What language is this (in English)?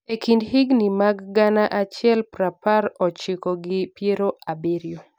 Luo (Kenya and Tanzania)